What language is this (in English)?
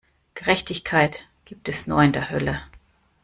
German